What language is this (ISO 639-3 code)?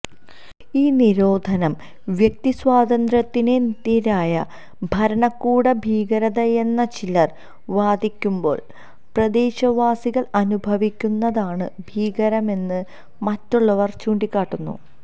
mal